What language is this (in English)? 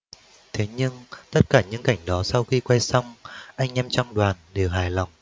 Vietnamese